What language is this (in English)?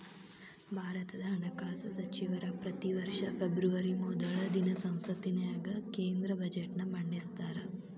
Kannada